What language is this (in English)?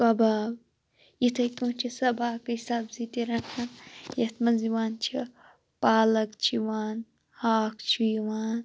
Kashmiri